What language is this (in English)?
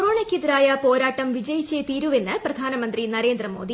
Malayalam